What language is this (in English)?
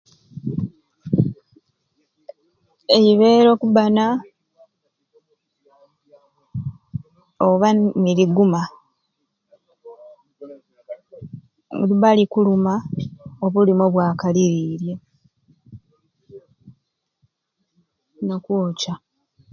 Ruuli